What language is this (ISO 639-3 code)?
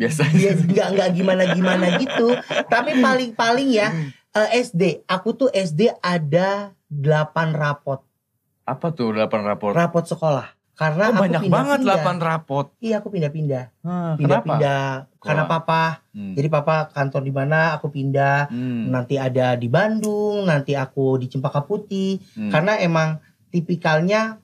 ind